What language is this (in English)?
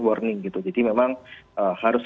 Indonesian